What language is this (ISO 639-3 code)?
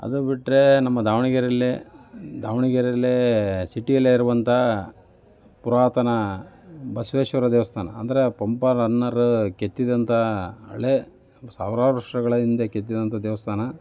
kan